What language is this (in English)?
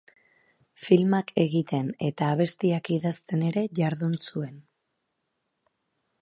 Basque